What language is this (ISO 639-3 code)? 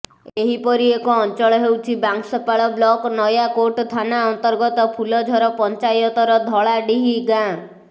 ori